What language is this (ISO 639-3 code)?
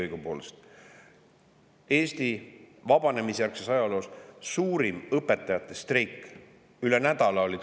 est